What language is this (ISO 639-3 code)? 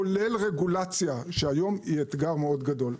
heb